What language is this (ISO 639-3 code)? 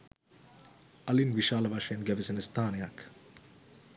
sin